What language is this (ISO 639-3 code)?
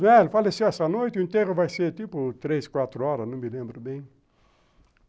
por